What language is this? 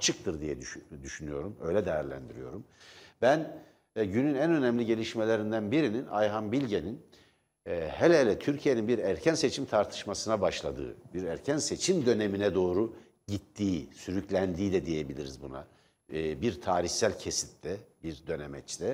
Turkish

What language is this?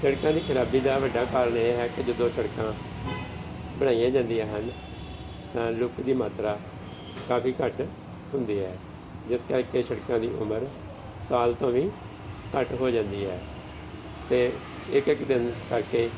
Punjabi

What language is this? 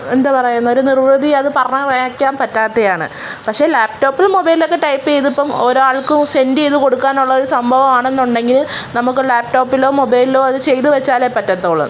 Malayalam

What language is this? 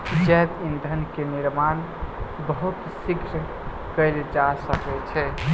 Maithili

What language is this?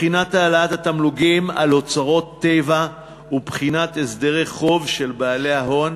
Hebrew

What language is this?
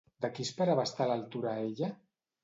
Catalan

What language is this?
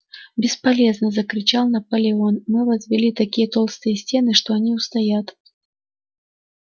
Russian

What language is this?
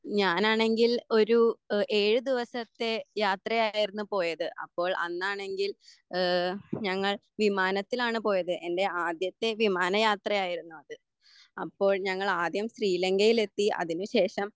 Malayalam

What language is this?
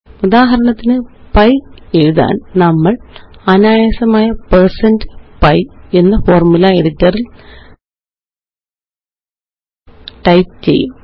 Malayalam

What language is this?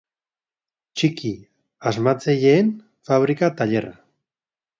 Basque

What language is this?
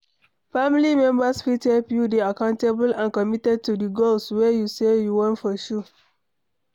Nigerian Pidgin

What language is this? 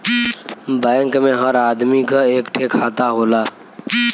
Bhojpuri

